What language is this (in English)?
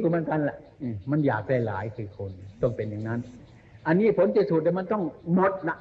Thai